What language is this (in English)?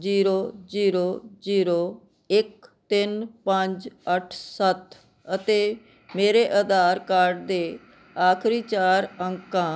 Punjabi